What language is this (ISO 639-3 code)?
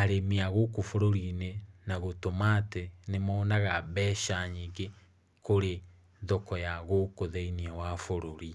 kik